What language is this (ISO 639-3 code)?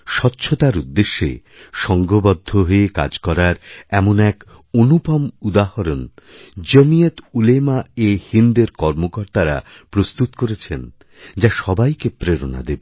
ben